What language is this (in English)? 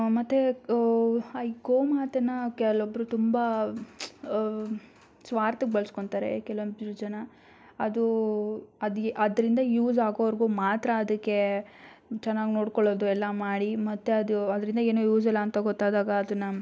Kannada